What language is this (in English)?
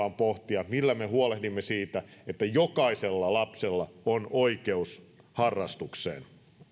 Finnish